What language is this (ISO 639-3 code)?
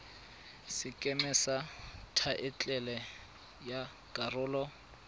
tsn